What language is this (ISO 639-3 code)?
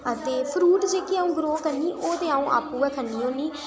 doi